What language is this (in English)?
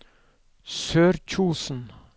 Norwegian